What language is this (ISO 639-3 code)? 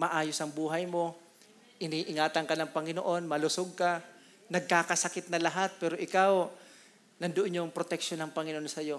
fil